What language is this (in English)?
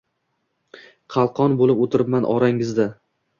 Uzbek